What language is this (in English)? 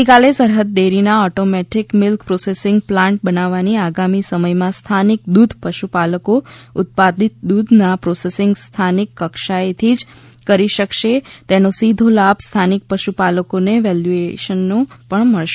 Gujarati